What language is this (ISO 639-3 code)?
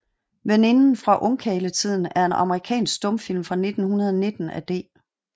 dan